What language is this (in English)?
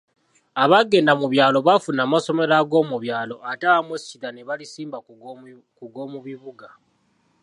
Ganda